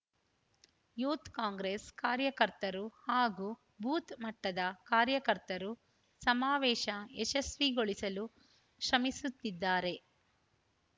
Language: Kannada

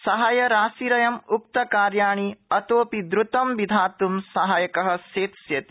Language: Sanskrit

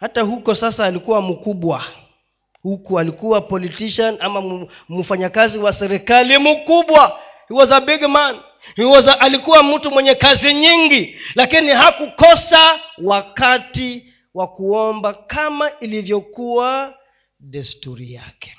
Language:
Swahili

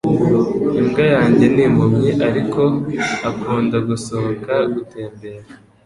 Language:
Kinyarwanda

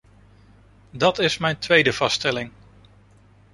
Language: Dutch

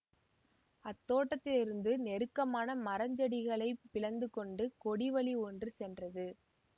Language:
Tamil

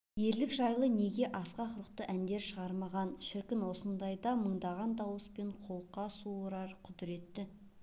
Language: Kazakh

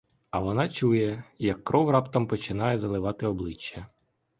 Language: Ukrainian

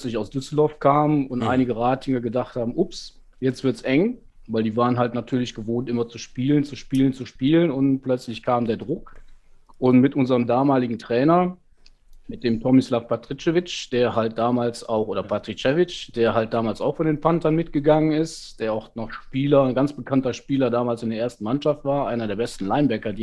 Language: German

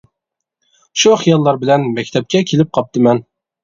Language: Uyghur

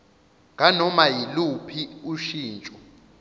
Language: Zulu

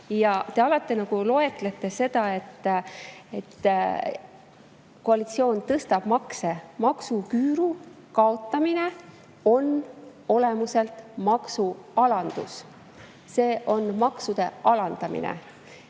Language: Estonian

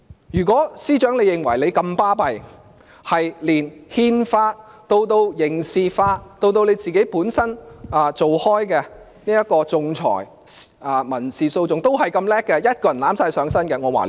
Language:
Cantonese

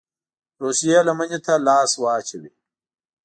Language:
Pashto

